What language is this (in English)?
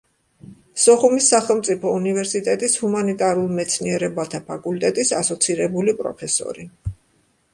Georgian